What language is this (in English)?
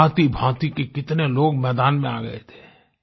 Hindi